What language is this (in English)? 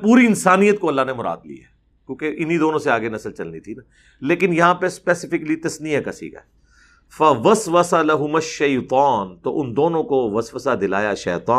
Urdu